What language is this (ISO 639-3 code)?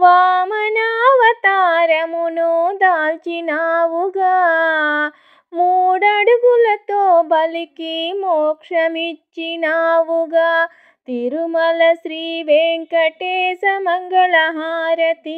tel